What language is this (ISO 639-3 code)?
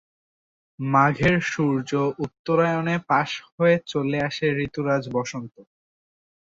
ben